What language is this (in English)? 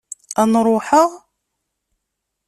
Kabyle